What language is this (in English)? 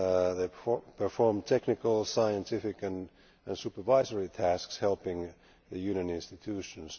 English